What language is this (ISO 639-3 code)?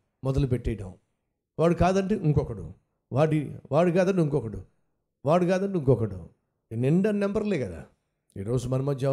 tel